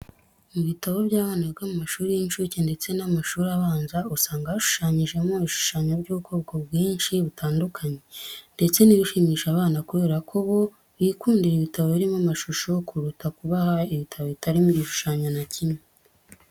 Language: Kinyarwanda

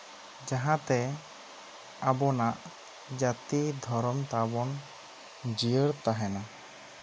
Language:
Santali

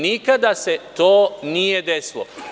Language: Serbian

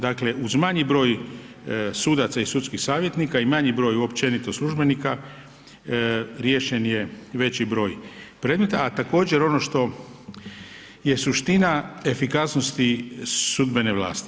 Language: Croatian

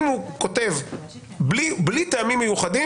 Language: Hebrew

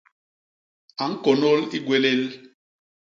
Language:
Basaa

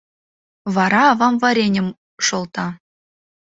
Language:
Mari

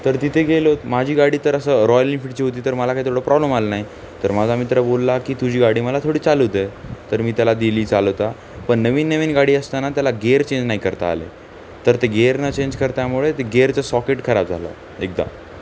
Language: Marathi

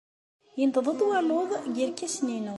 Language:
Kabyle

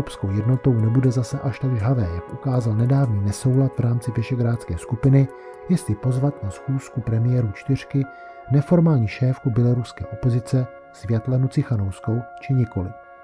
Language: Czech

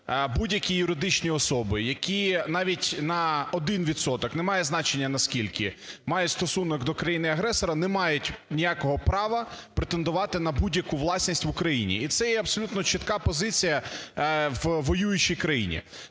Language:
Ukrainian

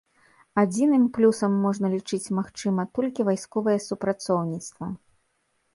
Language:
Belarusian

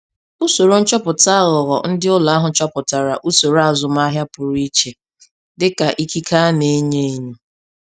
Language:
Igbo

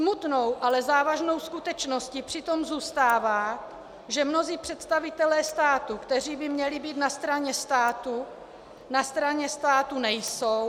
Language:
Czech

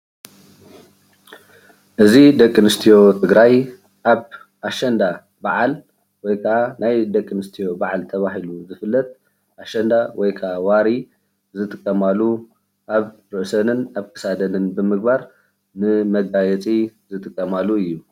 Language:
Tigrinya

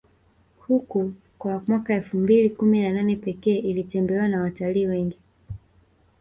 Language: Swahili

